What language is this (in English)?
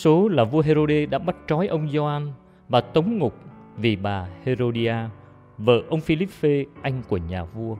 Vietnamese